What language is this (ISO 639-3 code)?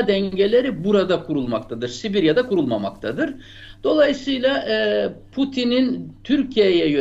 tur